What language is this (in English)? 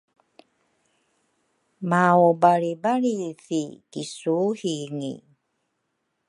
Rukai